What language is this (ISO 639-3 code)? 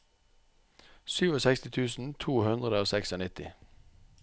nor